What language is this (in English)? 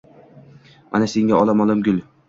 Uzbek